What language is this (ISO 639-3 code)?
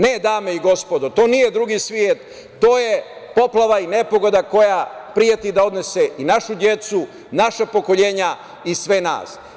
srp